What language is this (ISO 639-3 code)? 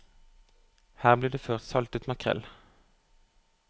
nor